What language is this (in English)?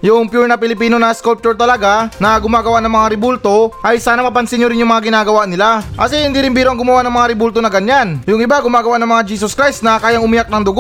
Filipino